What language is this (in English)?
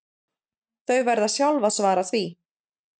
Icelandic